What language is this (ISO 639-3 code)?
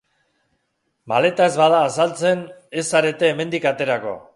eus